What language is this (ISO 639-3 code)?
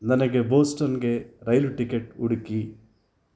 kan